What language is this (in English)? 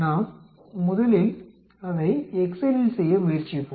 Tamil